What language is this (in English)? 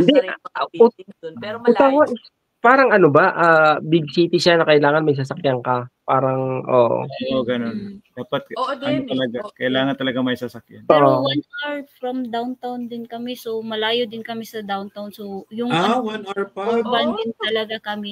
Filipino